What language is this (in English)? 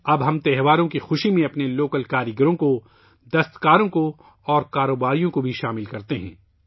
Urdu